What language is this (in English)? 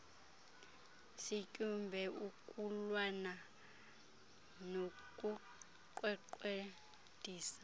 Xhosa